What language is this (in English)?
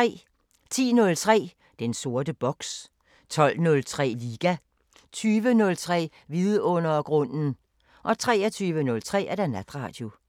Danish